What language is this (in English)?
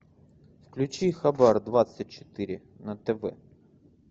Russian